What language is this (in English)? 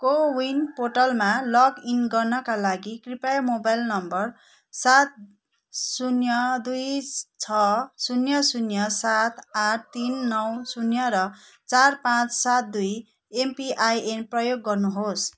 Nepali